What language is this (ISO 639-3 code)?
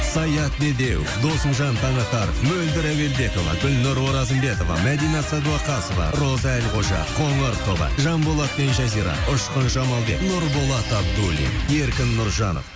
kaz